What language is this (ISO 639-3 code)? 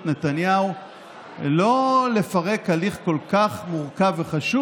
heb